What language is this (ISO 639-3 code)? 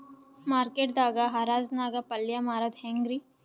kan